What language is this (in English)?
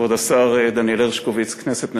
Hebrew